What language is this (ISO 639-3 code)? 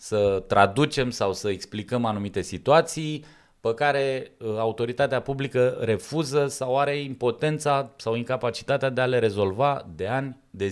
ron